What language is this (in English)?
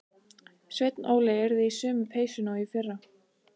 Icelandic